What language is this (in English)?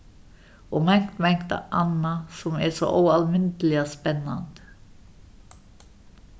Faroese